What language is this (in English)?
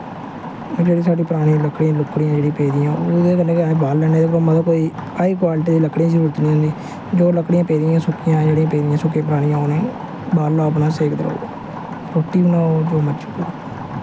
Dogri